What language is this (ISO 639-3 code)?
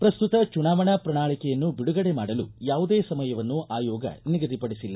kan